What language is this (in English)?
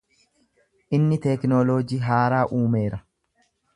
Oromo